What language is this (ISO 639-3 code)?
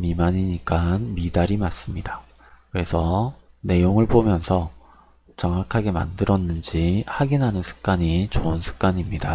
kor